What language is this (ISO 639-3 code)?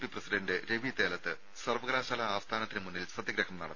mal